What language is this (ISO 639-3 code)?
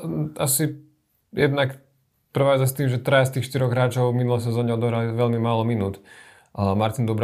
slk